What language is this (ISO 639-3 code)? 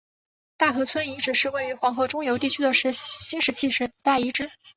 zho